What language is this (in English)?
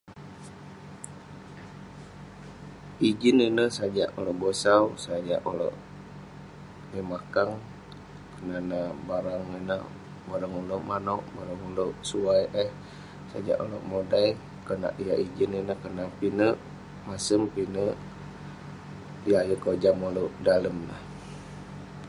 Western Penan